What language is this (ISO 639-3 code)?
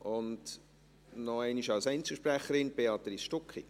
gsw